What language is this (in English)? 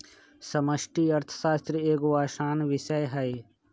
Magahi